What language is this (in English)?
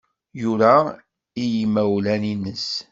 Kabyle